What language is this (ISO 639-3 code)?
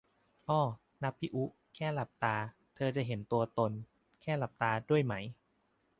tha